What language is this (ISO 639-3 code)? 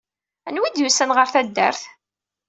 kab